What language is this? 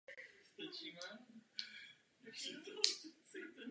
Czech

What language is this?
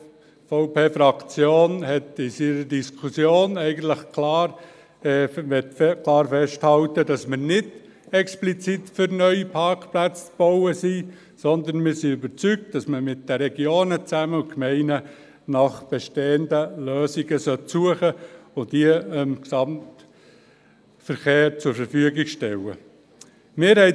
Swiss German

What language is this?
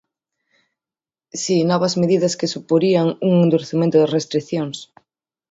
Galician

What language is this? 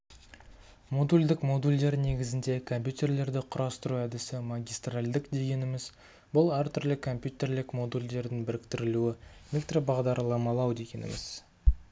Kazakh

